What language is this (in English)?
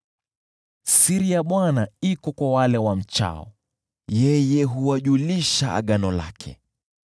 Swahili